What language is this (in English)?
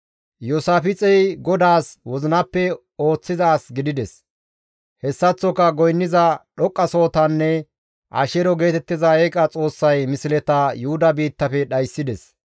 Gamo